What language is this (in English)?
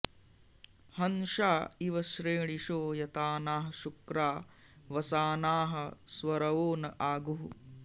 Sanskrit